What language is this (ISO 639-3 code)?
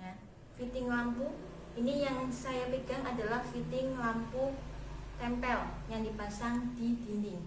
ind